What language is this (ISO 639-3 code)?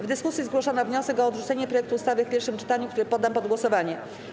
pol